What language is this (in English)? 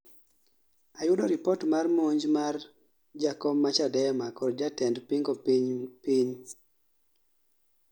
Luo (Kenya and Tanzania)